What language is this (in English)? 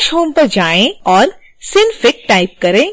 Hindi